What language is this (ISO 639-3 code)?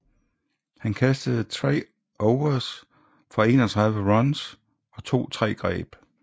dan